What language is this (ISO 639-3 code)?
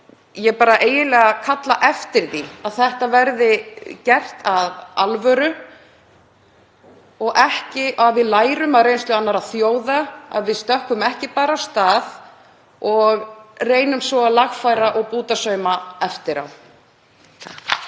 isl